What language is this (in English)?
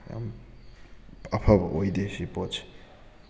Manipuri